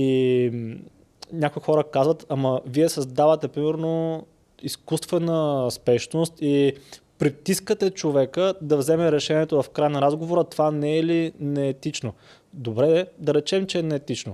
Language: Bulgarian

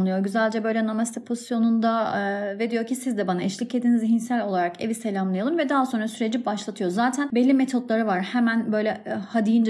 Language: Turkish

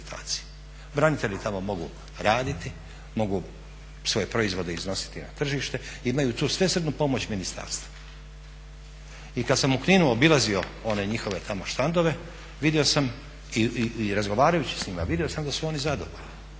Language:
Croatian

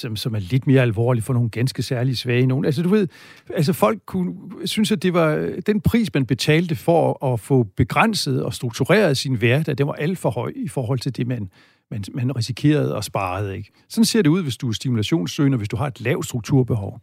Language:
Danish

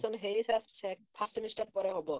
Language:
Odia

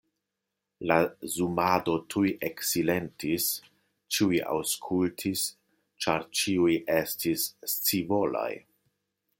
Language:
Esperanto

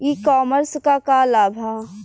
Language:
Bhojpuri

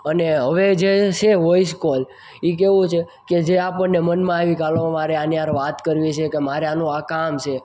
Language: Gujarati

